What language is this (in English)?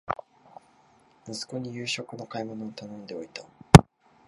Japanese